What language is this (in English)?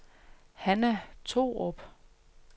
Danish